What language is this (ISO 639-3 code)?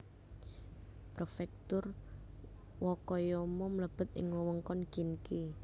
jav